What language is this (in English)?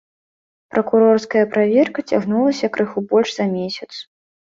Belarusian